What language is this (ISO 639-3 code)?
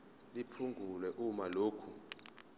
zul